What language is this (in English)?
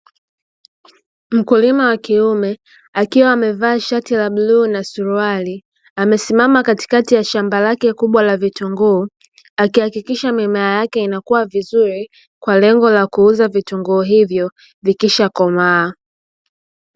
Swahili